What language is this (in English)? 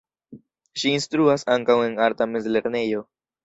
Esperanto